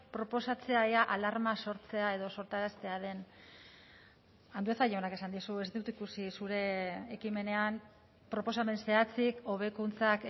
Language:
Basque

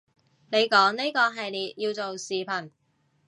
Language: Cantonese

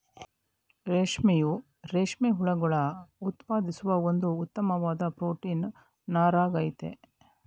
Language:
Kannada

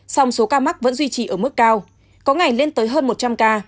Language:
Vietnamese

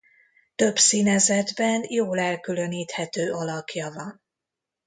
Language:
Hungarian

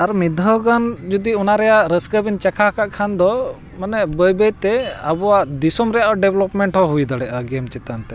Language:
Santali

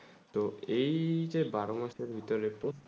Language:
Bangla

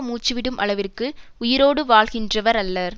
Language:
Tamil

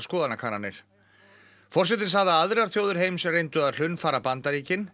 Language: Icelandic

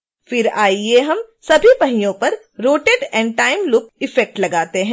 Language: Hindi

